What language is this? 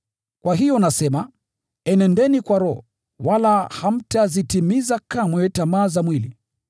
Swahili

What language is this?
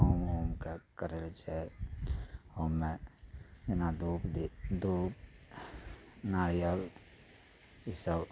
Maithili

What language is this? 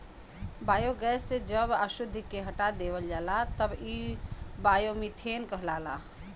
Bhojpuri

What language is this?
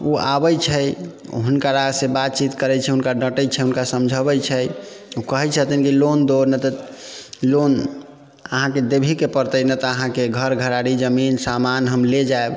Maithili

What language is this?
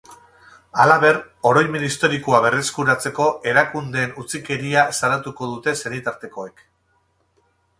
Basque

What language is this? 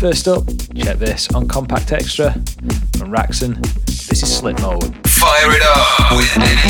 English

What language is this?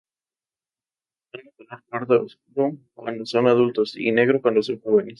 Spanish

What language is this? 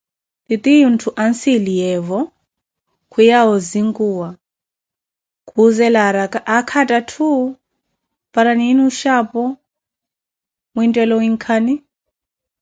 Koti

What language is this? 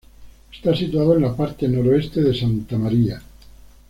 Spanish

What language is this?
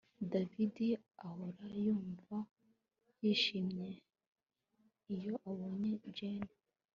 Kinyarwanda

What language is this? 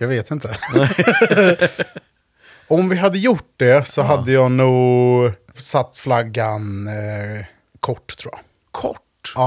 Swedish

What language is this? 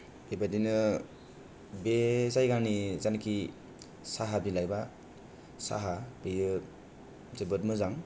Bodo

